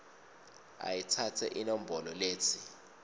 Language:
Swati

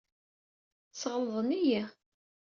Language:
Kabyle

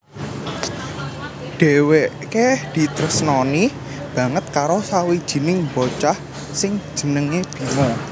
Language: Javanese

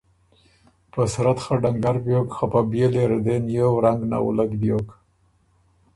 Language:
Ormuri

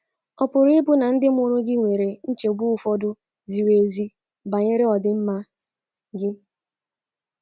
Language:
Igbo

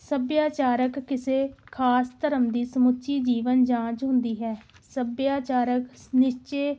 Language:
Punjabi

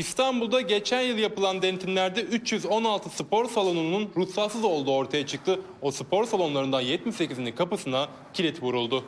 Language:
Turkish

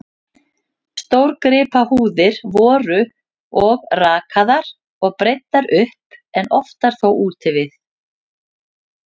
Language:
Icelandic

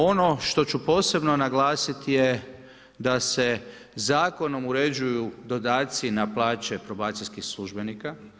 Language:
Croatian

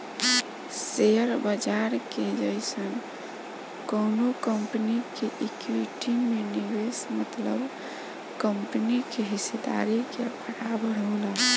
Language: Bhojpuri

